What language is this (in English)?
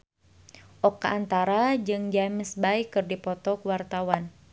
Sundanese